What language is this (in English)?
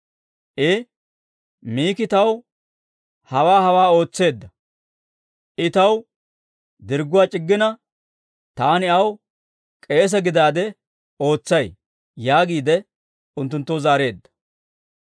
Dawro